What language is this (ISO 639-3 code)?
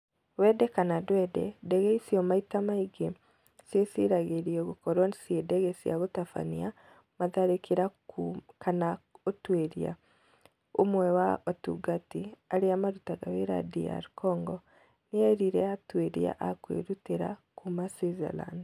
kik